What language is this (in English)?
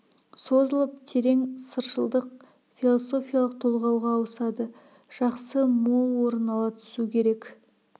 Kazakh